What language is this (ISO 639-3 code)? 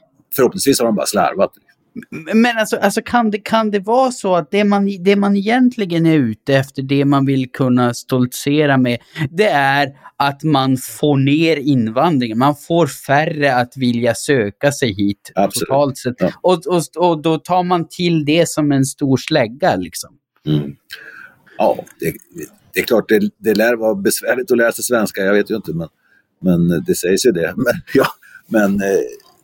swe